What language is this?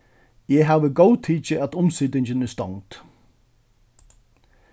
Faroese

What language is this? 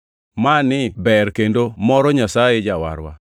Luo (Kenya and Tanzania)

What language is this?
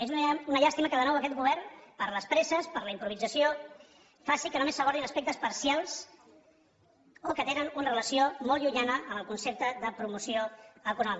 Catalan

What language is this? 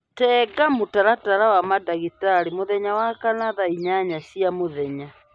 Kikuyu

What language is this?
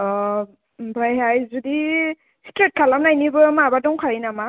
Bodo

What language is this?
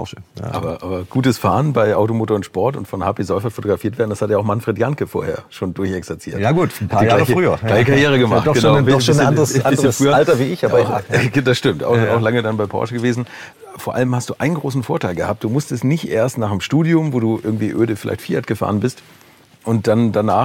German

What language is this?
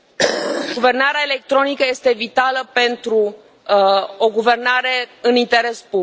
Romanian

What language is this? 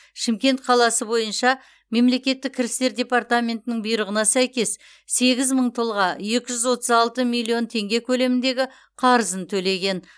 Kazakh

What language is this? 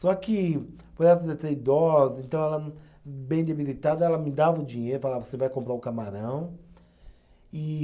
Portuguese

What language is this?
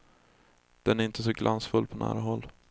Swedish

